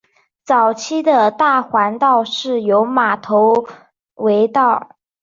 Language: Chinese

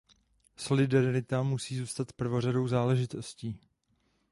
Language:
Czech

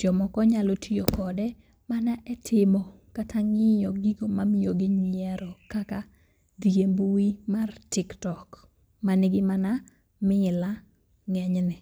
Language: Luo (Kenya and Tanzania)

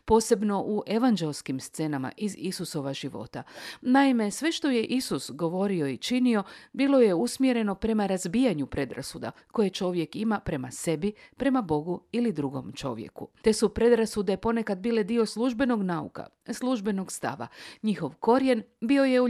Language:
Croatian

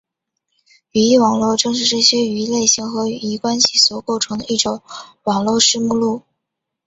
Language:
Chinese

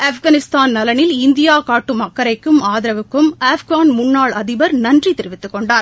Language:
Tamil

